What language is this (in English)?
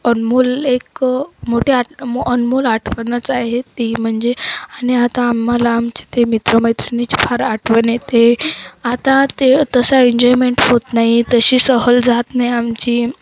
Marathi